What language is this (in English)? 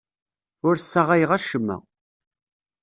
Kabyle